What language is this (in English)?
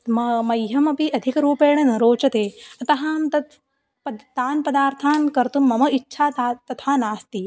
Sanskrit